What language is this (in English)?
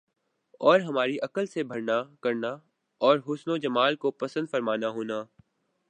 Urdu